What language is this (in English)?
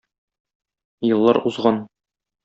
Tatar